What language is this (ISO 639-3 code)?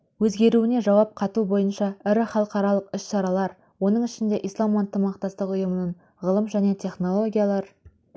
kaz